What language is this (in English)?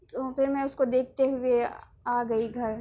Urdu